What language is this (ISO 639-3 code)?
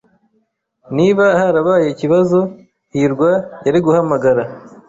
kin